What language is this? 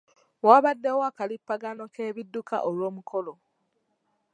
Ganda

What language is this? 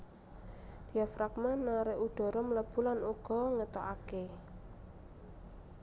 Javanese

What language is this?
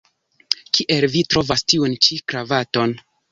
Esperanto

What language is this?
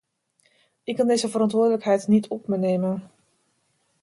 Dutch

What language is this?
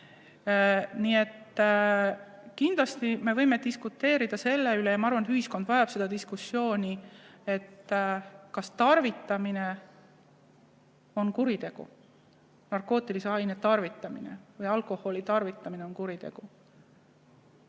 Estonian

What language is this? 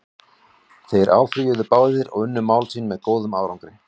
Icelandic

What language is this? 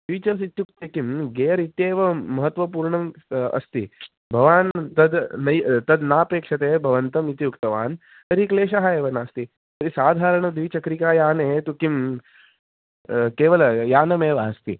Sanskrit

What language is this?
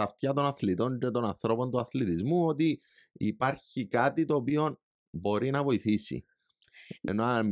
Greek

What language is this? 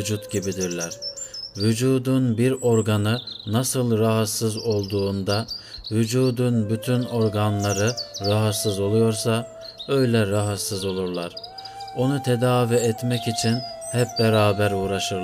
Turkish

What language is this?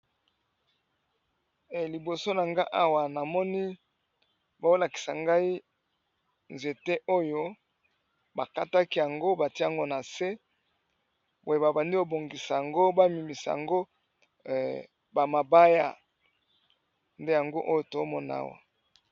Lingala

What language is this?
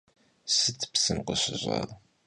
Kabardian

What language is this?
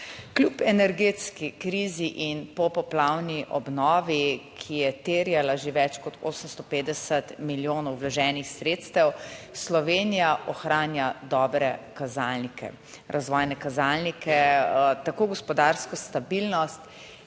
Slovenian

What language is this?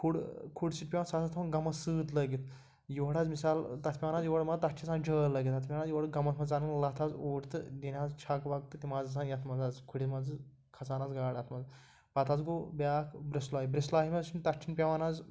Kashmiri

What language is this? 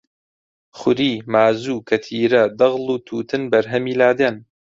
Central Kurdish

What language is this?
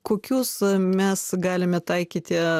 Lithuanian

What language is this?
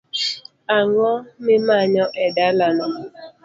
Luo (Kenya and Tanzania)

